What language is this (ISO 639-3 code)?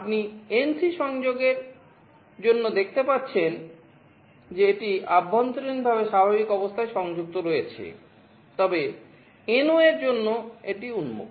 ben